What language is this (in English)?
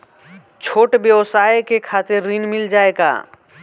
Bhojpuri